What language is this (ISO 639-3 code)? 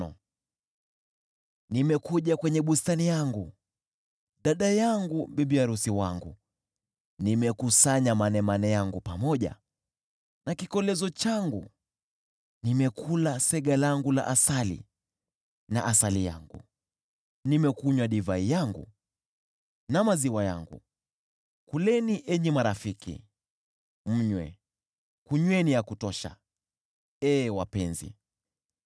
swa